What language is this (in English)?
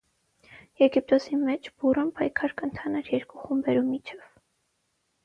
Armenian